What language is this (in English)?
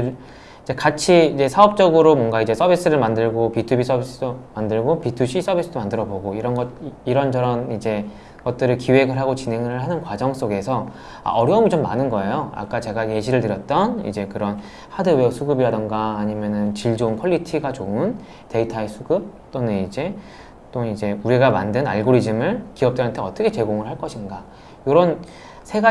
Korean